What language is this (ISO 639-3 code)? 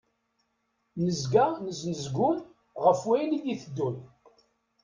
kab